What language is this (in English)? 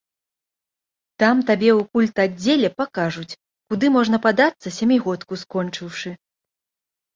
Belarusian